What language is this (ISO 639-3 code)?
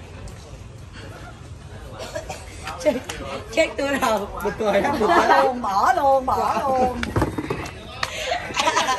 vie